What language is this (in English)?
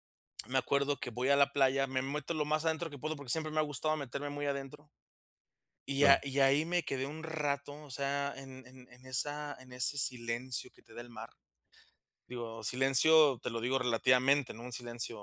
Spanish